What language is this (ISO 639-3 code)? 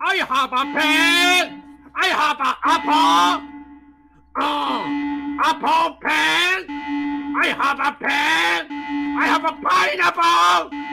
jpn